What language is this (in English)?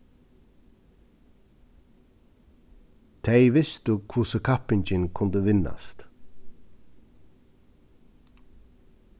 Faroese